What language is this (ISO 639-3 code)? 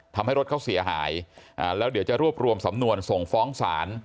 tha